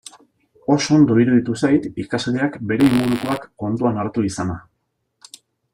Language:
Basque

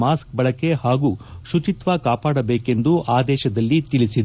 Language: Kannada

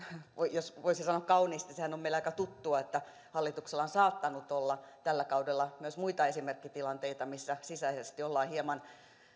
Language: Finnish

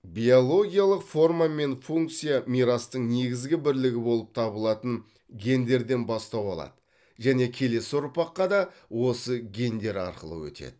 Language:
Kazakh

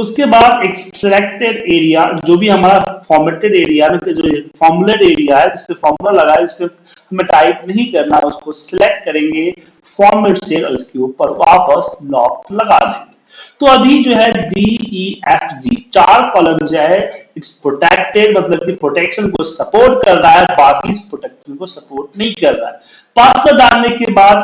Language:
Hindi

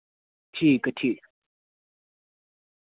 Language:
Dogri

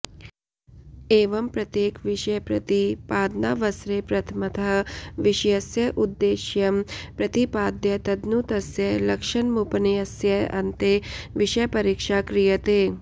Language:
Sanskrit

